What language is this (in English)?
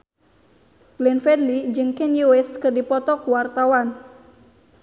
Sundanese